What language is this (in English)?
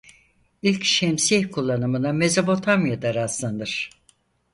Turkish